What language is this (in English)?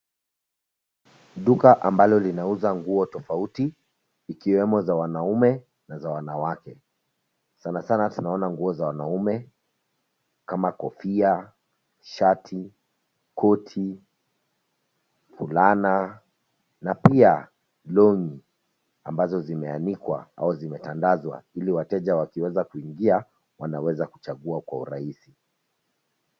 Swahili